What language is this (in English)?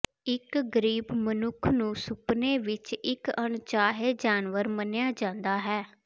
Punjabi